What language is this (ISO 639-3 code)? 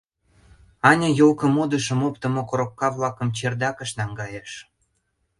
chm